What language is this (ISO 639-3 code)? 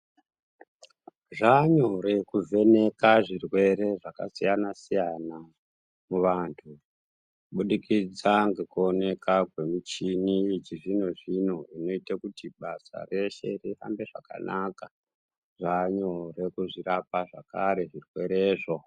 ndc